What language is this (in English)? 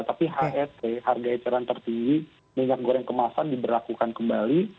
Indonesian